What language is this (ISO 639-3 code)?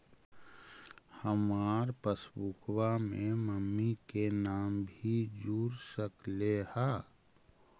mag